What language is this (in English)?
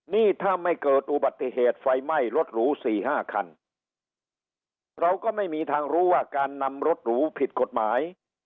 Thai